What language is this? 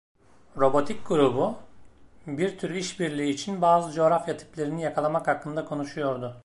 Turkish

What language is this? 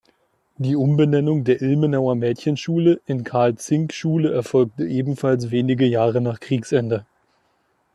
German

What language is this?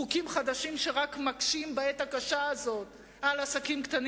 Hebrew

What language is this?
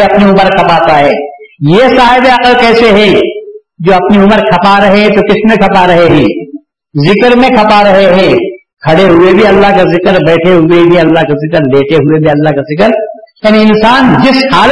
Urdu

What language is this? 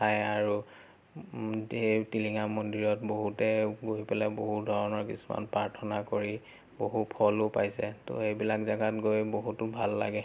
Assamese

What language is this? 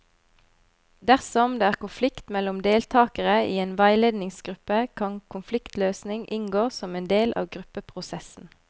Norwegian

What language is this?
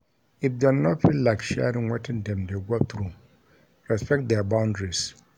Nigerian Pidgin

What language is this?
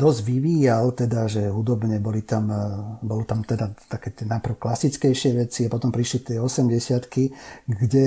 Slovak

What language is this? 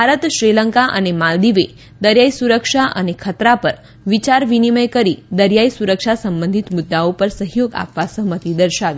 Gujarati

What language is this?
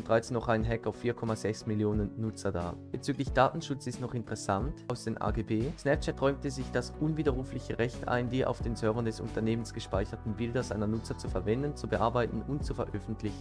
German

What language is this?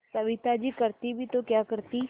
Hindi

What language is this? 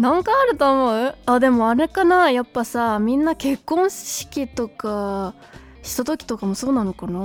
Japanese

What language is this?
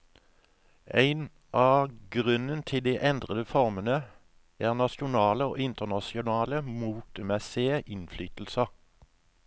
Norwegian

